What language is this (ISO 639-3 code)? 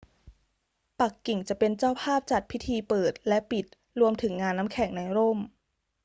tha